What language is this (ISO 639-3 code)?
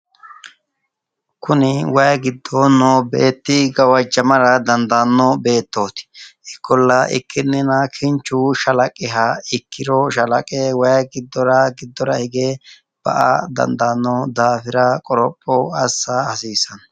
sid